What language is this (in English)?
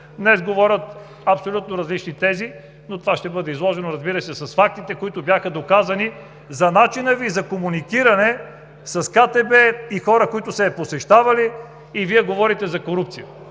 Bulgarian